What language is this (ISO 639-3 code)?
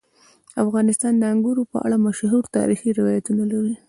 pus